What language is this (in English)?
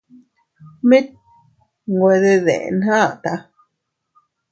Teutila Cuicatec